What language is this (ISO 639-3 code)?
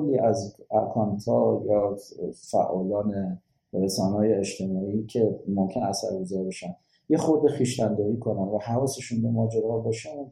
fas